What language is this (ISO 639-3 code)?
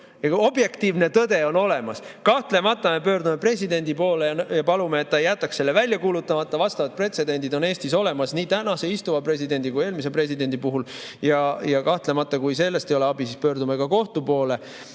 est